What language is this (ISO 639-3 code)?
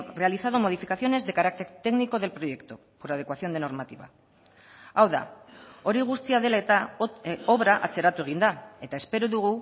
eus